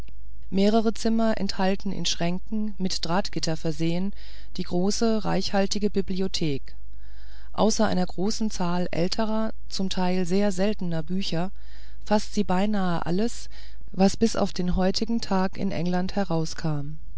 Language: German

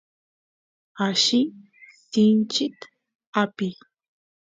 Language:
Santiago del Estero Quichua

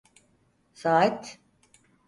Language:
Turkish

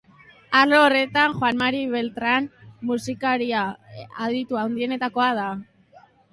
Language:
Basque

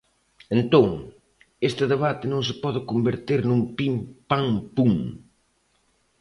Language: Galician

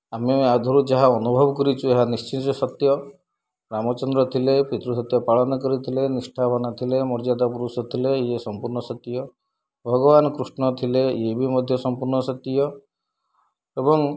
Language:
Odia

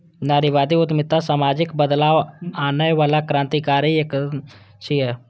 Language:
Maithili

